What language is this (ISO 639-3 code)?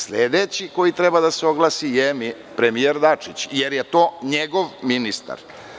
srp